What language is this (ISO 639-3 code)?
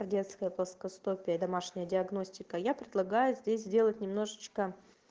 rus